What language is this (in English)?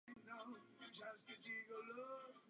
Czech